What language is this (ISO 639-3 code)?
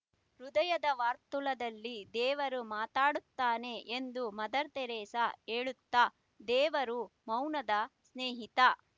kan